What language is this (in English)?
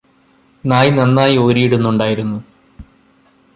Malayalam